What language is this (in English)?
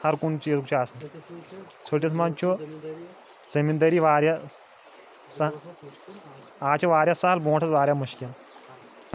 Kashmiri